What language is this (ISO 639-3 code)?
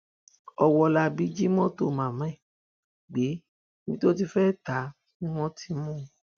yor